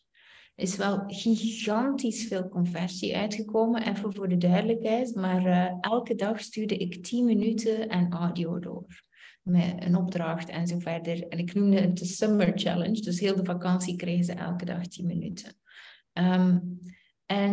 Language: Dutch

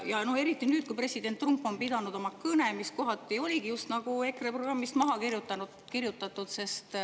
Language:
Estonian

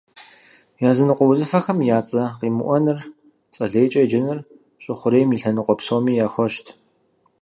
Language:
Kabardian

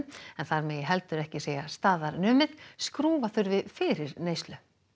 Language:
Icelandic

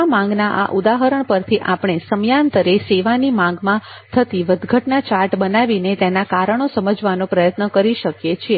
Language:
Gujarati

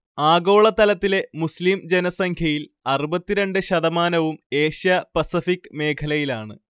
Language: Malayalam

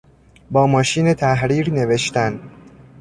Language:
Persian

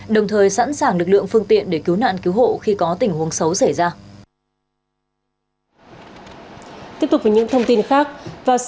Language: Vietnamese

